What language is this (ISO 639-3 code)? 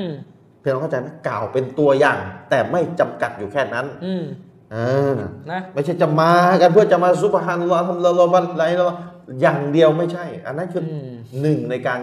tha